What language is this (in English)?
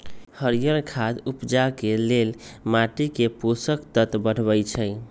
Magahi